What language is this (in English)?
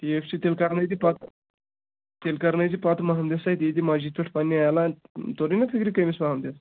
Kashmiri